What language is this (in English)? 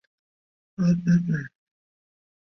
Chinese